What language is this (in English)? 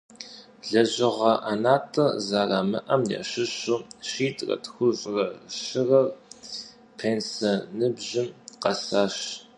Kabardian